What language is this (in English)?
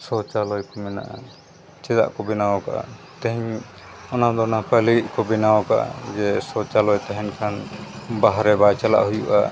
Santali